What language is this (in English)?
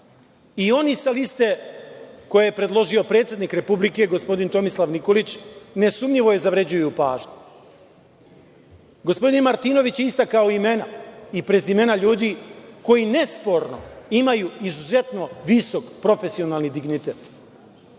Serbian